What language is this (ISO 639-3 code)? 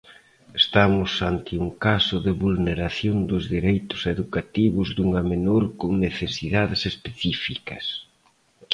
glg